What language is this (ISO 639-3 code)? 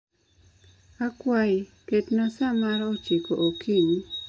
luo